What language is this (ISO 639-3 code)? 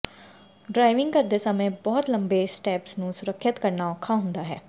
pan